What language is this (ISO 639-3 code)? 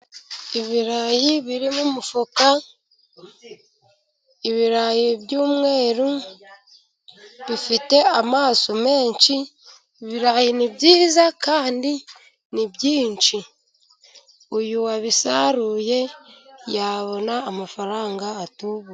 kin